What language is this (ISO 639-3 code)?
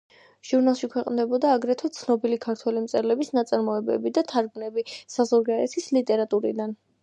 kat